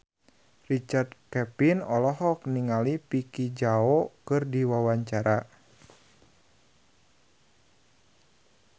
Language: Sundanese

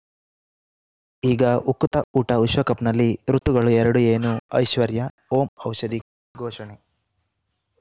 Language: Kannada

